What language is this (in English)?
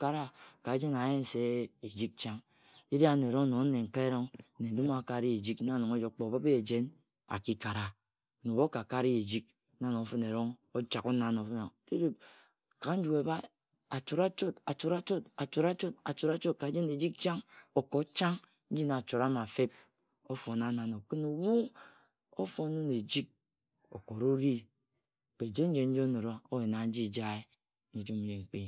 Ejagham